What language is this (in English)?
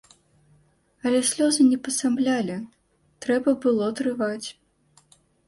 Belarusian